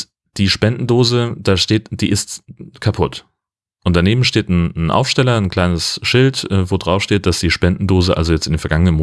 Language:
German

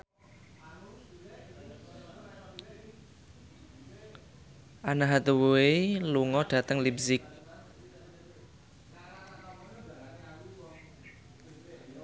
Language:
Javanese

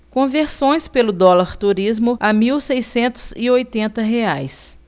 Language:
Portuguese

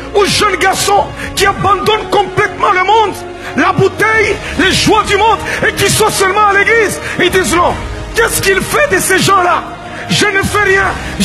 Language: French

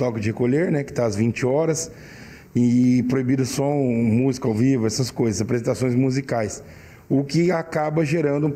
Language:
Portuguese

